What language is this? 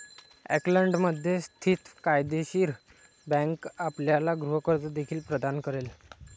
Marathi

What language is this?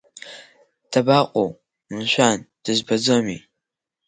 Abkhazian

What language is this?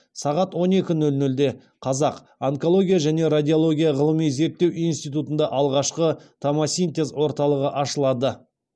Kazakh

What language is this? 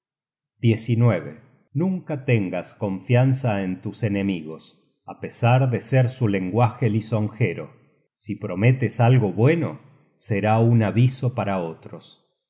Spanish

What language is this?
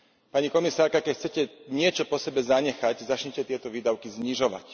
Slovak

